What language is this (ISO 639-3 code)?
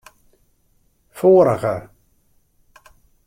fry